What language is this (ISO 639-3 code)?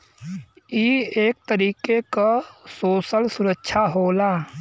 bho